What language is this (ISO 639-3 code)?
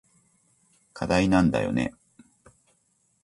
jpn